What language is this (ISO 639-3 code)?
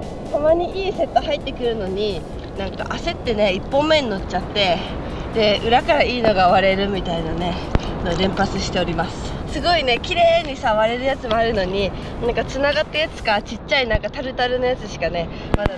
jpn